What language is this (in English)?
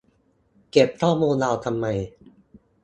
Thai